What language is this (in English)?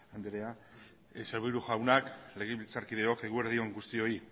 Basque